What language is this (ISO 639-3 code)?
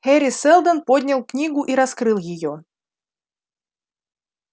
rus